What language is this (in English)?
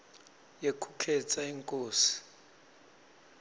Swati